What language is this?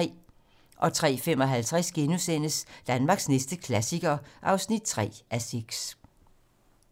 Danish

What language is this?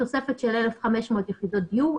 Hebrew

